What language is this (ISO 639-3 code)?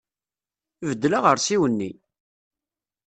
kab